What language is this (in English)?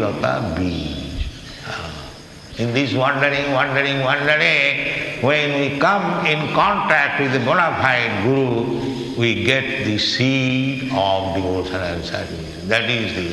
English